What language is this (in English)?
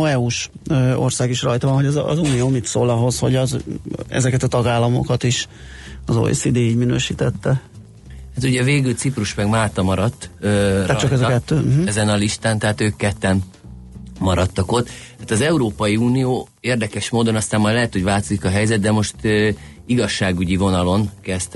Hungarian